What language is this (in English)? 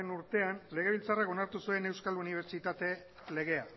Basque